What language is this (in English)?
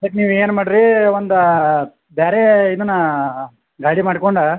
Kannada